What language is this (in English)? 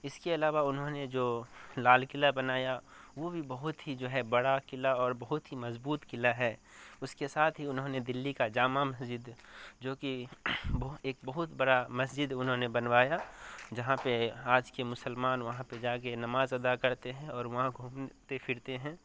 Urdu